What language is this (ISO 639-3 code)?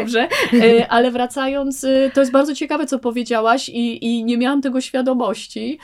pol